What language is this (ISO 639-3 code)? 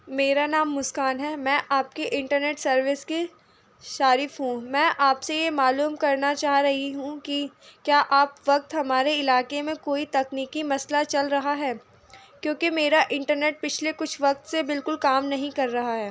urd